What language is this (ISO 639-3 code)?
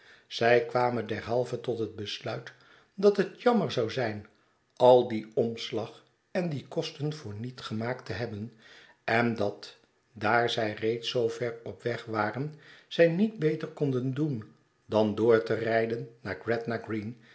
nld